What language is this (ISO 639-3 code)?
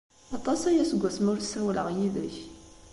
kab